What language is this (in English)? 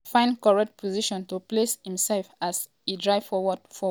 Nigerian Pidgin